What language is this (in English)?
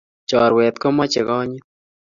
Kalenjin